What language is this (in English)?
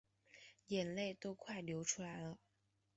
Chinese